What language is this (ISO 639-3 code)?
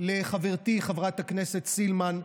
heb